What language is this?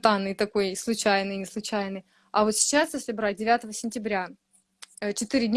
Russian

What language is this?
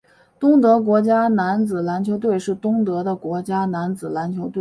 Chinese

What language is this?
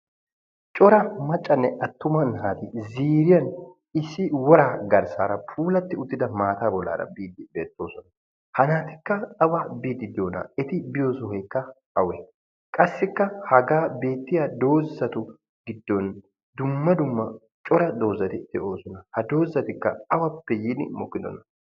Wolaytta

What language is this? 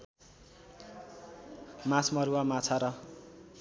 Nepali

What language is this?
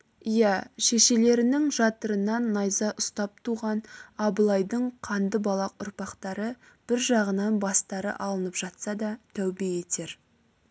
Kazakh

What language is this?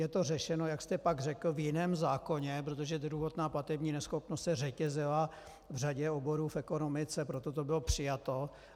Czech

